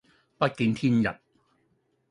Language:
Cantonese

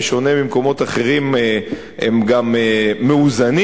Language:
Hebrew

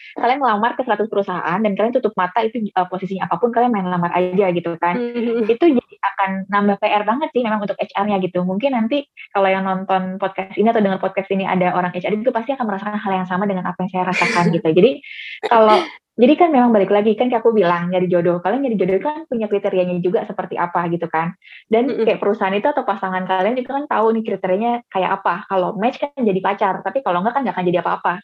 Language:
Indonesian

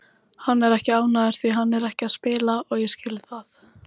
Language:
Icelandic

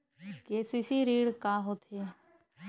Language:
Chhattisgarhi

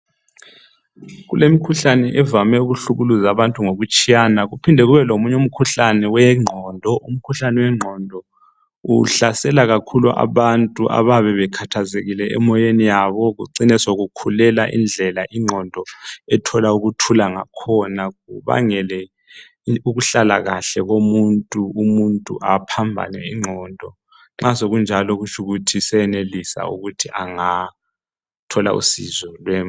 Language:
North Ndebele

